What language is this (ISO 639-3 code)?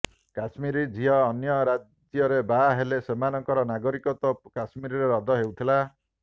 ori